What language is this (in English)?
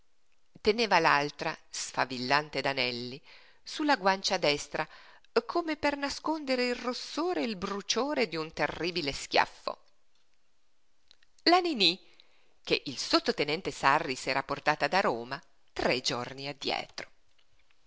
Italian